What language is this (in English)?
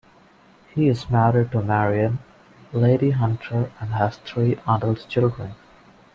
English